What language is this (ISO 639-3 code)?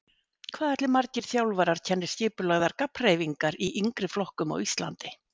isl